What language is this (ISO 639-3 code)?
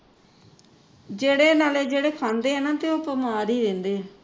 pan